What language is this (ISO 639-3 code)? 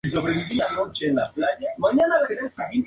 spa